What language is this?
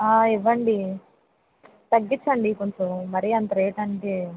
Telugu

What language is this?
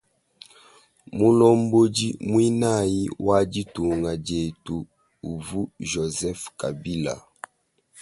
Luba-Lulua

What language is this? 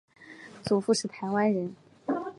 Chinese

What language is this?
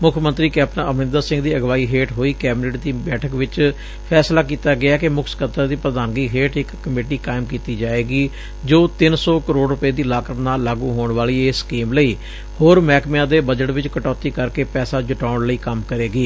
Punjabi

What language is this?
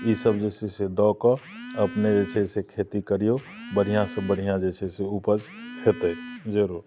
Maithili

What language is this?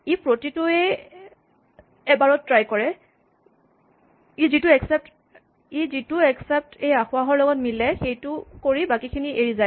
Assamese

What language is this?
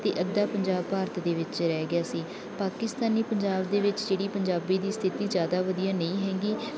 Punjabi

